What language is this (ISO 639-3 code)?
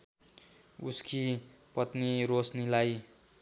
nep